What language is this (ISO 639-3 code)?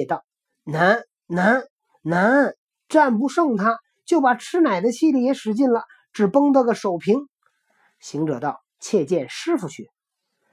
zho